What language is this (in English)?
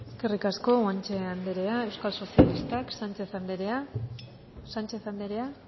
Basque